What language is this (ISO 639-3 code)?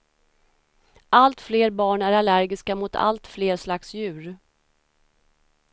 swe